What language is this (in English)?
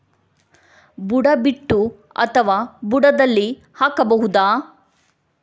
Kannada